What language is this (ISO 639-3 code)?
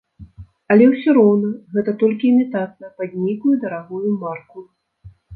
bel